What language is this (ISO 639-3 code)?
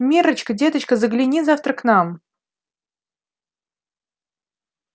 rus